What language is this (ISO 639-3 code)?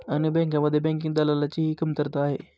mar